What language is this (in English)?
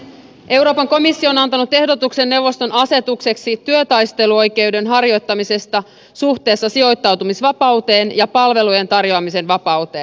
Finnish